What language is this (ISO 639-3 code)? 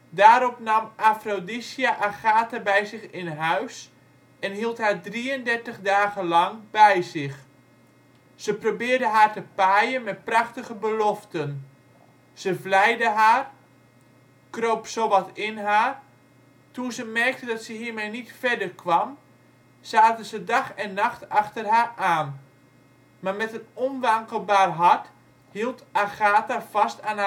nld